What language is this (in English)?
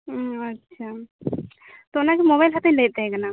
Santali